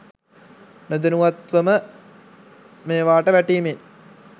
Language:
Sinhala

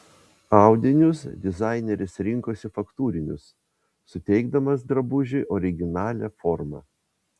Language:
Lithuanian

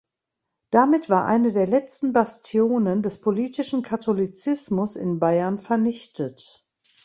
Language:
German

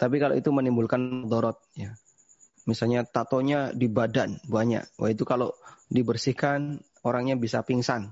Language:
Indonesian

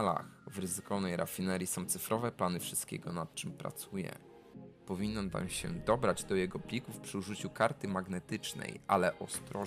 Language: Polish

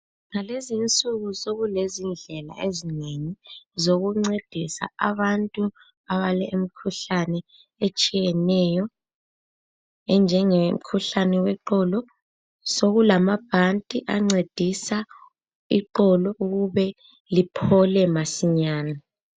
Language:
North Ndebele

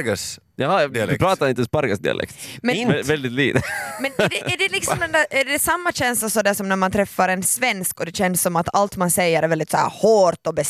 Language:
Swedish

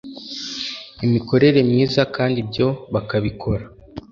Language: Kinyarwanda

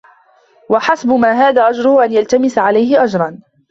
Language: Arabic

